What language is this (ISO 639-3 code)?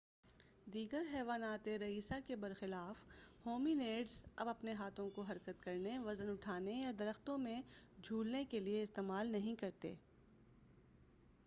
urd